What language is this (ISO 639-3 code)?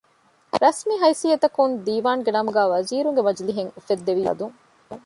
div